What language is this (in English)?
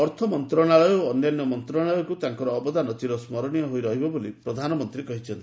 Odia